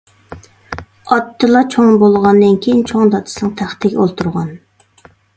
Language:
Uyghur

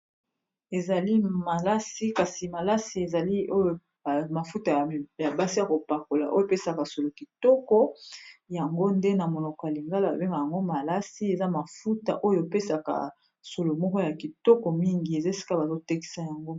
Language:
Lingala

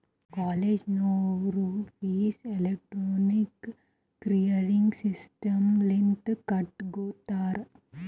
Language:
Kannada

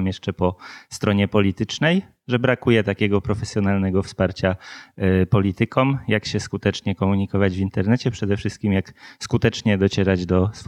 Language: Polish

